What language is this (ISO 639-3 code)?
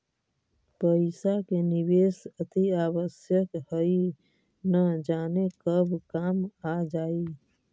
mag